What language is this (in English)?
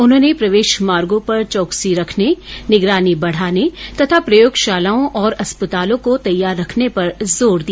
Hindi